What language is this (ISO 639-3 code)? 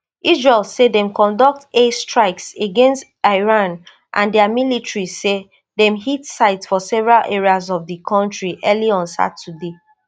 pcm